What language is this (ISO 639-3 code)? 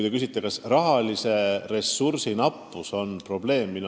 est